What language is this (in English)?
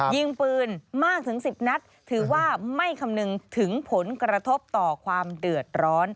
Thai